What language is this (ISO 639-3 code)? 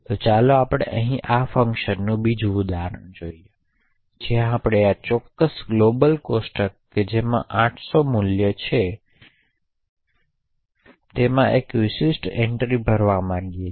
guj